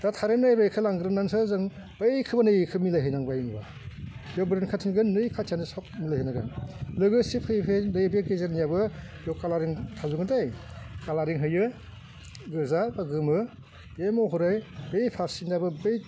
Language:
Bodo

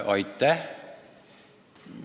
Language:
Estonian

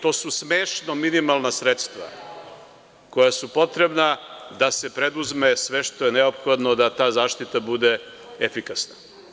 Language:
Serbian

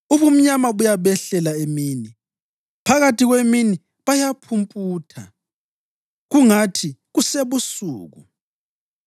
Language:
North Ndebele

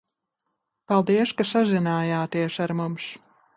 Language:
Latvian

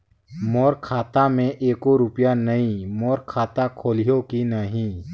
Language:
Chhattisgarhi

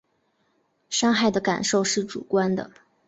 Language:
Chinese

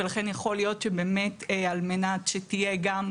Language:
Hebrew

